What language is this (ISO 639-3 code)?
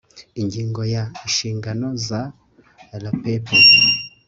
kin